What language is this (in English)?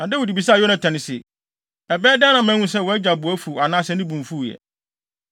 Akan